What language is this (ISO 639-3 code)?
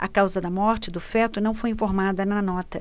por